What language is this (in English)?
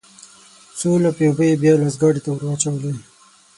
Pashto